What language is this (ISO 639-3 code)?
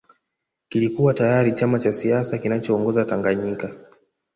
swa